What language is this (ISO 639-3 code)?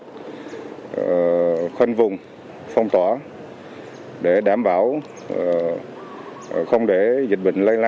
vie